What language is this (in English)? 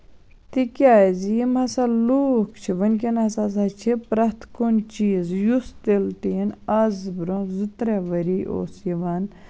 Kashmiri